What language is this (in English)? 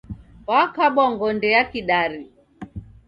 Taita